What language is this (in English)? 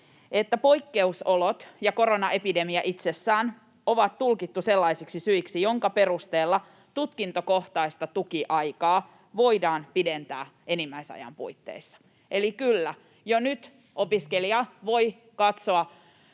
Finnish